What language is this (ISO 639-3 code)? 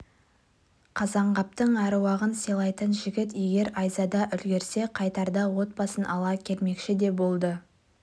kaz